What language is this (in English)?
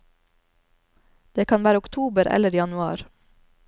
Norwegian